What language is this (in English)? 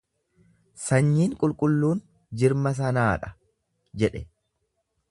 Oromo